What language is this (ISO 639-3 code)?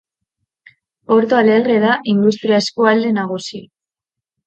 eus